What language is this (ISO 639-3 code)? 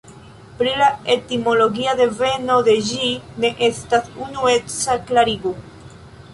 epo